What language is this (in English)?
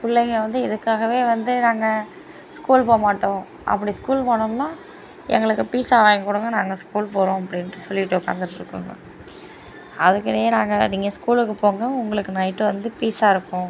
Tamil